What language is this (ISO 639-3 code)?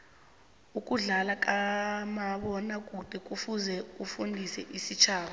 nbl